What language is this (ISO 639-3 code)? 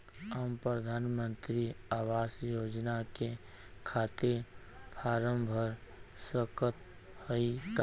bho